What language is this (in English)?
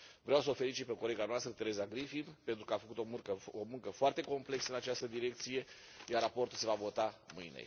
Romanian